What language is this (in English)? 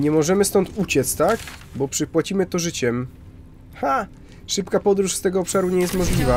Polish